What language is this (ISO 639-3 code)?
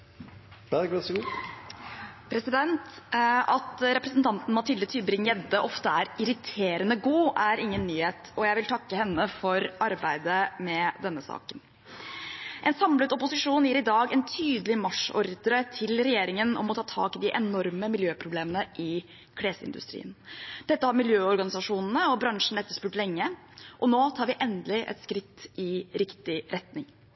nob